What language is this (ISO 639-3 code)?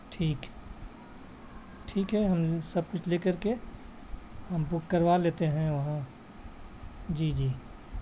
urd